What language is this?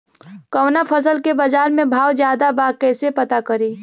Bhojpuri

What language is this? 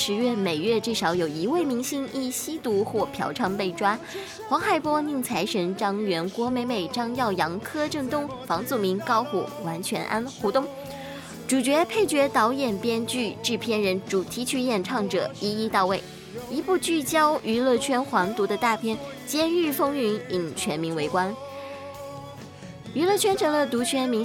Chinese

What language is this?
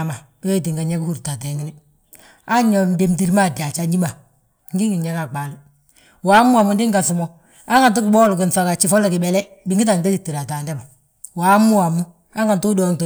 Balanta-Ganja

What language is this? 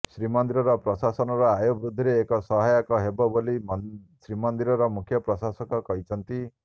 Odia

